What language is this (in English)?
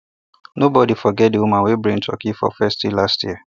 Nigerian Pidgin